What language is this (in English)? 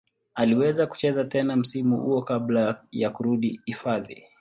Swahili